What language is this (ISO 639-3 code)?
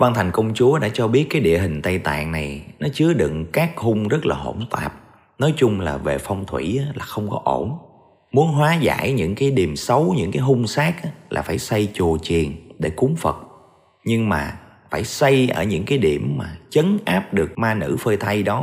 vie